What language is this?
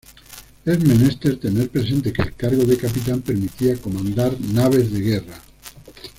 Spanish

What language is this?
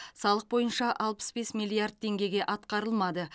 Kazakh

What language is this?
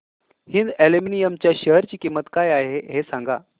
Marathi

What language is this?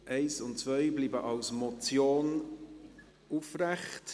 Swiss German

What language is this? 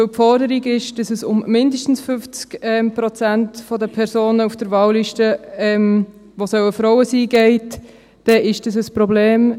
Swiss German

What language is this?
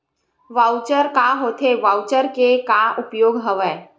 Chhattisgarhi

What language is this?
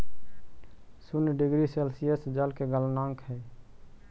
Magahi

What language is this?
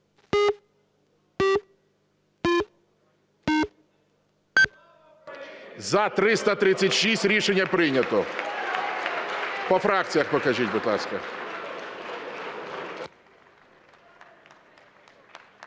Ukrainian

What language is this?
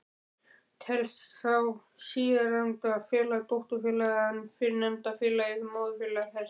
Icelandic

